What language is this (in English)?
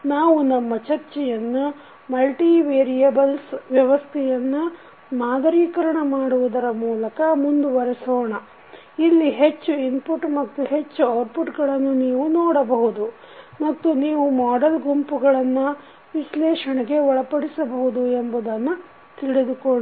Kannada